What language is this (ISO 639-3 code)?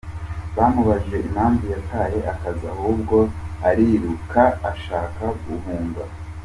kin